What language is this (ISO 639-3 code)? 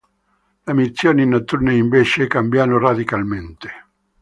ita